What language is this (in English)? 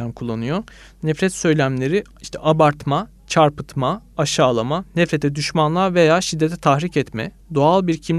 Turkish